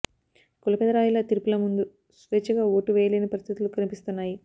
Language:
Telugu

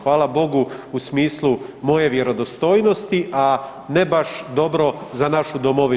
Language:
Croatian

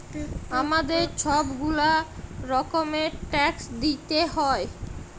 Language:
Bangla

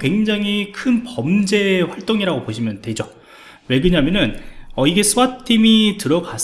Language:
Korean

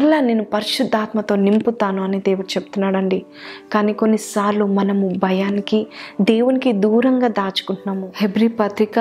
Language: Telugu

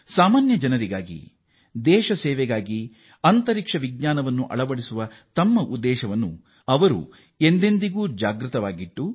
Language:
Kannada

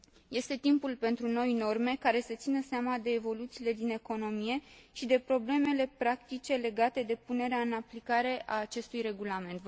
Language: Romanian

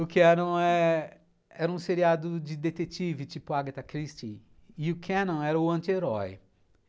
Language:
Portuguese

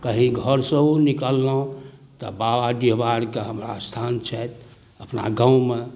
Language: Maithili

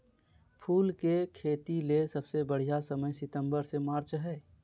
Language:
Magahi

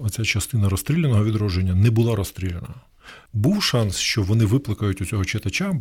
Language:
Ukrainian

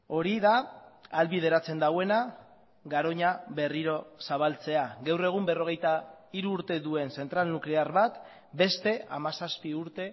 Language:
Basque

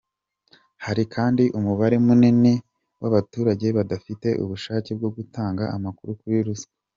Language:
Kinyarwanda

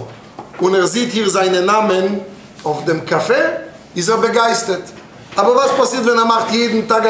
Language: German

